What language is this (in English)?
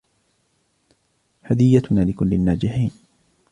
Arabic